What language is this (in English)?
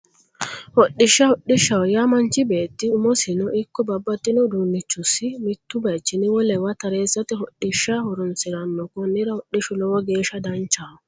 Sidamo